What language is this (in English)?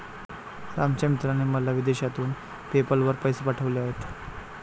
Marathi